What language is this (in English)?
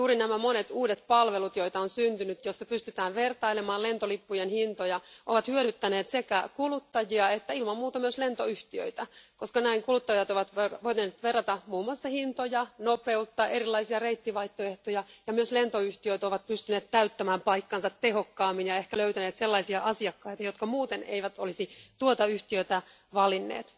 Finnish